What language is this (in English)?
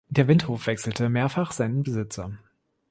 German